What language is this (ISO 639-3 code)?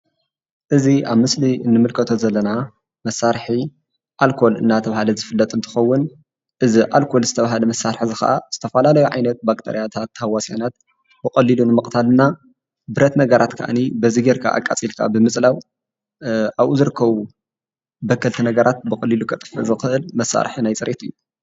tir